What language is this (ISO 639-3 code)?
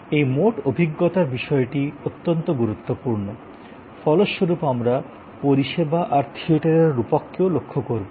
ben